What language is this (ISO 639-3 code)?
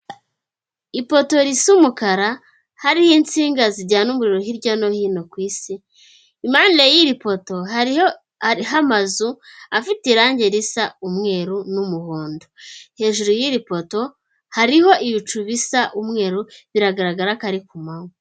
kin